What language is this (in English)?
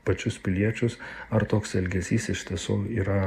Lithuanian